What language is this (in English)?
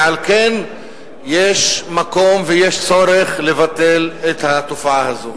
Hebrew